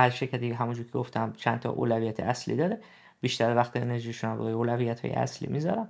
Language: Persian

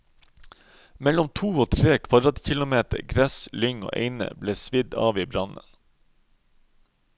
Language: Norwegian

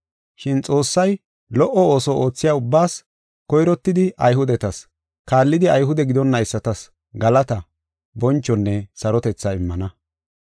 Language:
Gofa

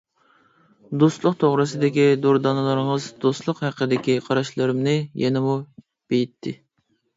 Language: Uyghur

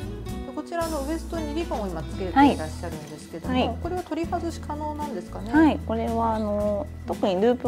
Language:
Japanese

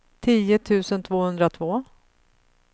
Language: Swedish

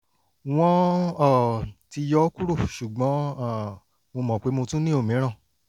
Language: Yoruba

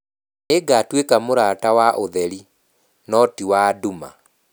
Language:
Kikuyu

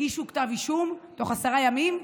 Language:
Hebrew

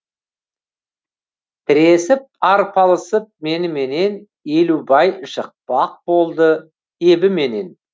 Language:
Kazakh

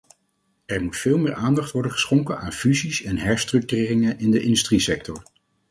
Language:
Dutch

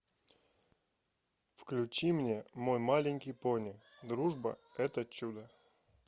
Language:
Russian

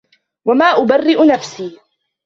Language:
Arabic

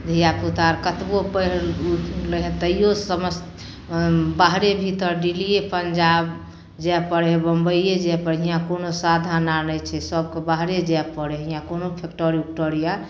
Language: Maithili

